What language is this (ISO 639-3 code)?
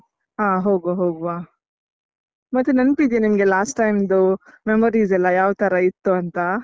kan